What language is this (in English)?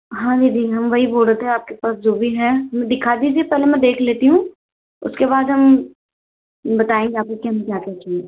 Hindi